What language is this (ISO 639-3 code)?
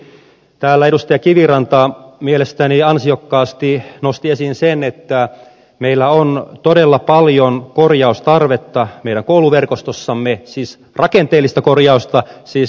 fin